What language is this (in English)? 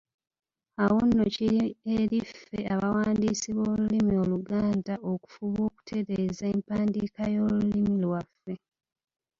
Ganda